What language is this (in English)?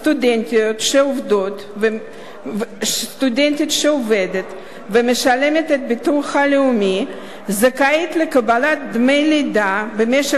Hebrew